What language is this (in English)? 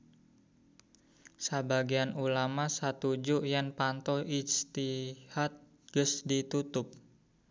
Sundanese